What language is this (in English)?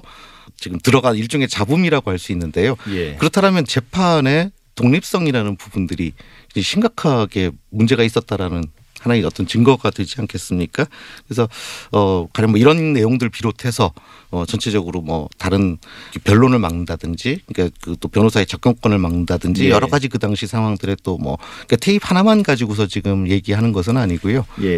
Korean